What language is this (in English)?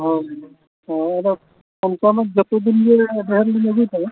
Santali